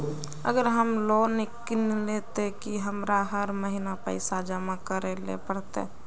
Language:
Magahi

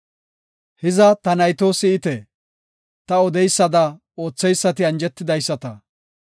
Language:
Gofa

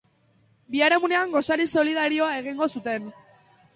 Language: Basque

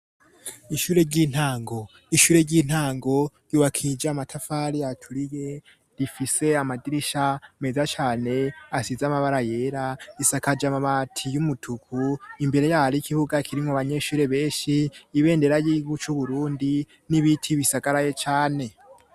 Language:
Rundi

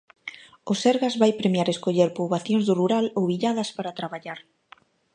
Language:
Galician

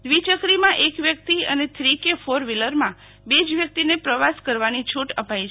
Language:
Gujarati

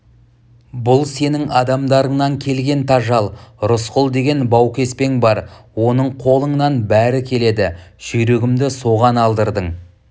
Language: Kazakh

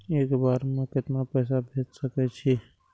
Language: Maithili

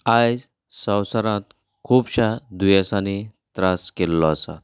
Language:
Konkani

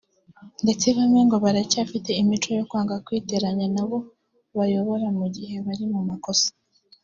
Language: Kinyarwanda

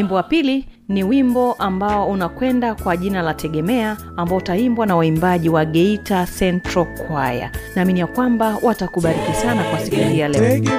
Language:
Swahili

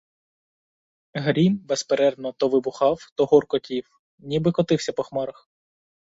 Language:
Ukrainian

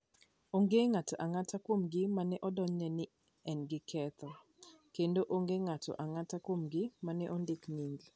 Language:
Luo (Kenya and Tanzania)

